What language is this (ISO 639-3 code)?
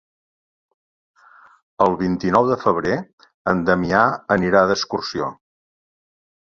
cat